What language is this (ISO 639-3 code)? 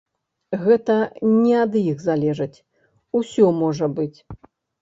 bel